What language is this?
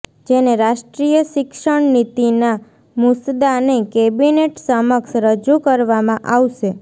Gujarati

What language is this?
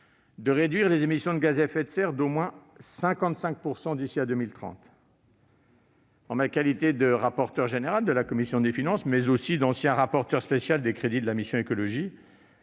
French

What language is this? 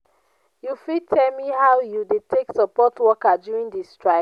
Nigerian Pidgin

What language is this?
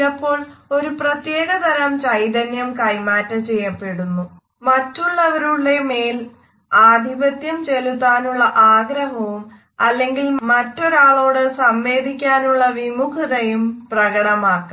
Malayalam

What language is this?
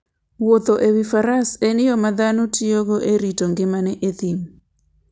Luo (Kenya and Tanzania)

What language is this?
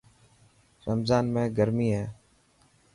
Dhatki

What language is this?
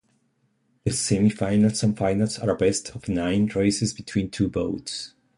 English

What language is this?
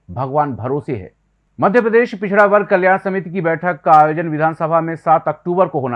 Hindi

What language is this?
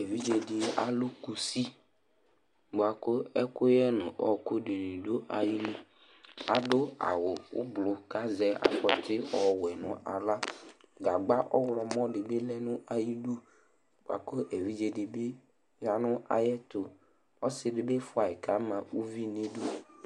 Ikposo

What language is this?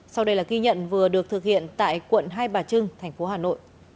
Vietnamese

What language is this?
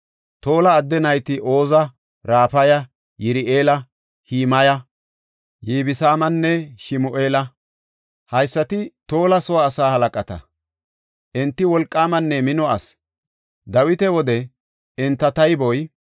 Gofa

